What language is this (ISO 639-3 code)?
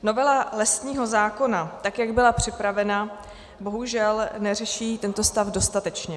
ces